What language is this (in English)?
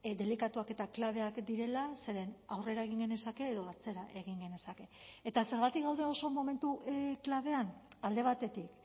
Basque